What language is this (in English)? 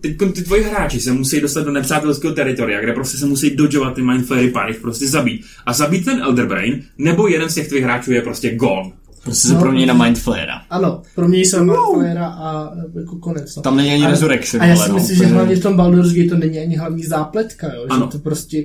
Czech